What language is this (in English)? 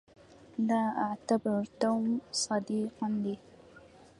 Arabic